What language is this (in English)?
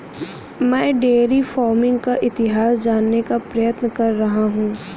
Hindi